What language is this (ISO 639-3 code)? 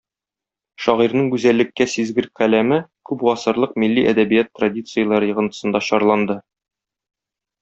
tat